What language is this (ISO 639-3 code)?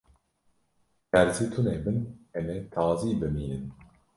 kur